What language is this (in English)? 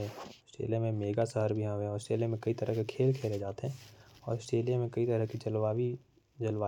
Korwa